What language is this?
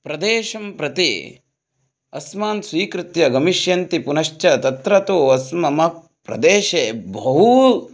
Sanskrit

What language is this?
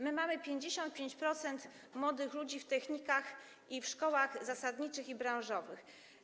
Polish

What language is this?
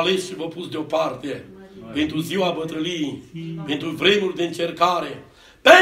Romanian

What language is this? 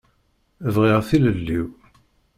Kabyle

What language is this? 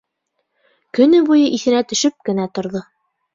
Bashkir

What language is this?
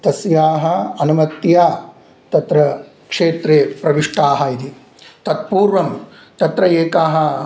Sanskrit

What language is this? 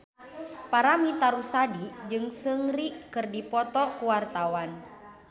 Sundanese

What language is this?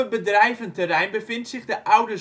Dutch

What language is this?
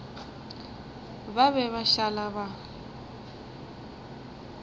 Northern Sotho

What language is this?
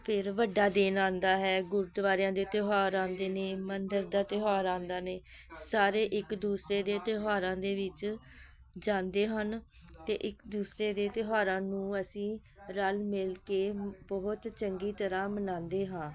Punjabi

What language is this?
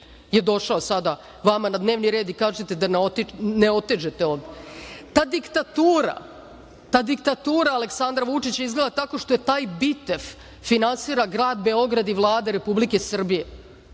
Serbian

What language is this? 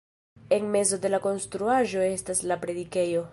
Esperanto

